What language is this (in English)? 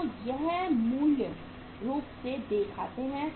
Hindi